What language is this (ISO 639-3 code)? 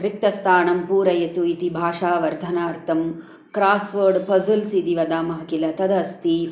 san